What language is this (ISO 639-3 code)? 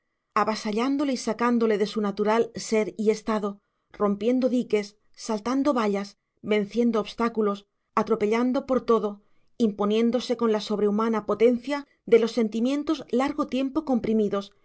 spa